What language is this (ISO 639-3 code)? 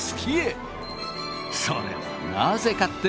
jpn